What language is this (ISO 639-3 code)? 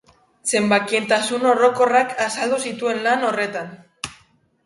eus